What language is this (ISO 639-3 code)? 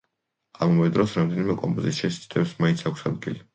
kat